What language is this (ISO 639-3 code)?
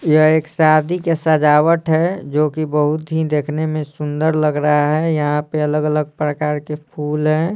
hin